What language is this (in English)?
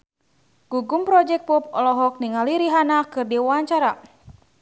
Sundanese